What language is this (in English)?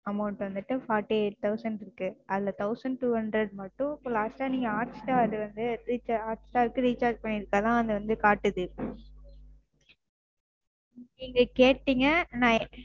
Tamil